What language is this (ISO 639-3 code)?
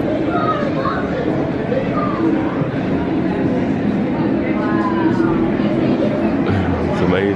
eng